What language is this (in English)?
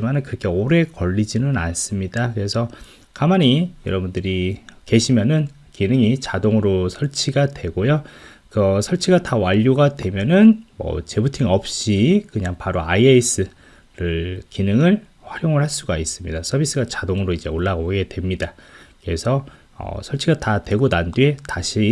Korean